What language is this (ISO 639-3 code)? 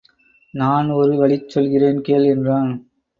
tam